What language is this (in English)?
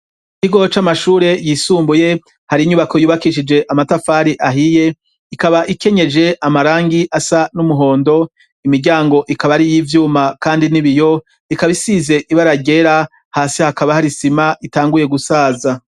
Rundi